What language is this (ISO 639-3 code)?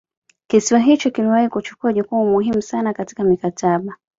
swa